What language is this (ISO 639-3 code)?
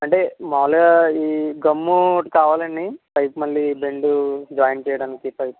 tel